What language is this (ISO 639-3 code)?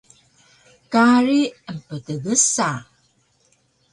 trv